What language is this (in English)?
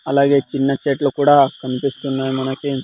Telugu